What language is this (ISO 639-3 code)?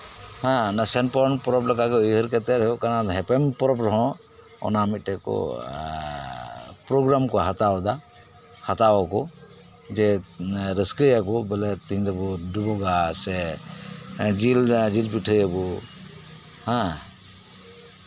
sat